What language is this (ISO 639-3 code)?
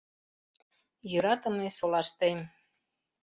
chm